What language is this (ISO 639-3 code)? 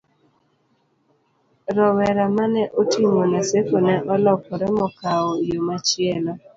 luo